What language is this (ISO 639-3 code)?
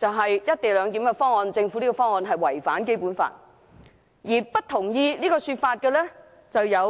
yue